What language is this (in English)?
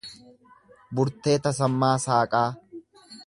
Oromo